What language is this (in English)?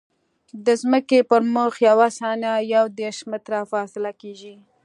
Pashto